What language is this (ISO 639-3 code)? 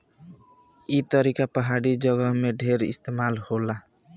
bho